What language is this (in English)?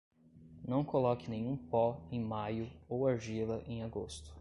Portuguese